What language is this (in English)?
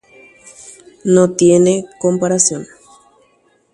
Guarani